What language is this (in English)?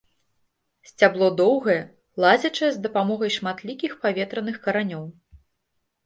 Belarusian